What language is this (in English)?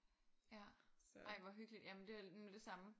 Danish